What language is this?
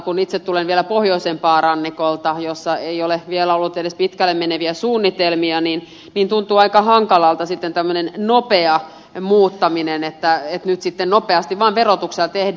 Finnish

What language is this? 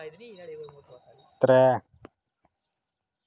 Dogri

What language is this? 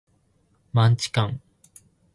Japanese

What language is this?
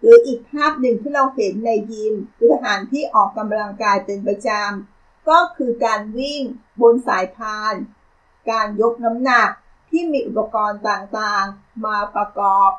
Thai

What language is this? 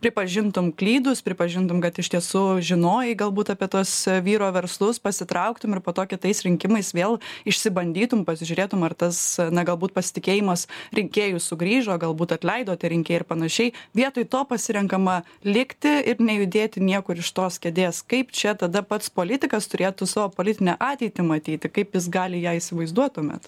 Lithuanian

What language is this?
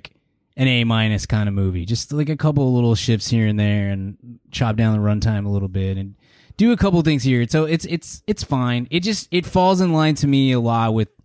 English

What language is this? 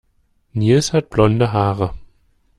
German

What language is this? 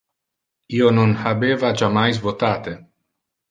Interlingua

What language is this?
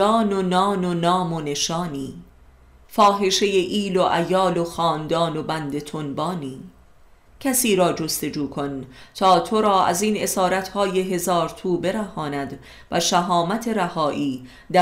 Persian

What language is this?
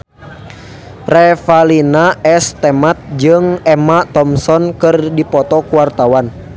Sundanese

